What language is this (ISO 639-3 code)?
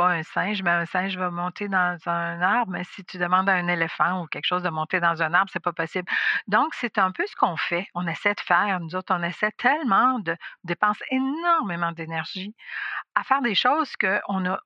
fra